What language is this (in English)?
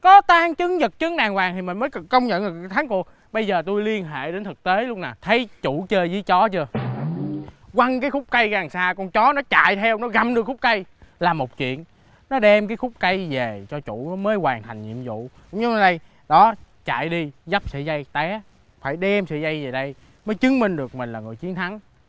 Vietnamese